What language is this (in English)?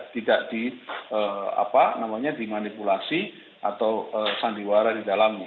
Indonesian